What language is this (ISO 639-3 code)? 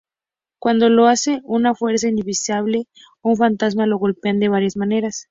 spa